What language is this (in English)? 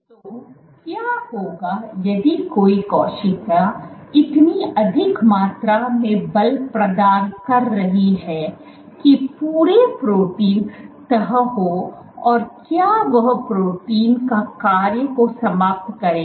Hindi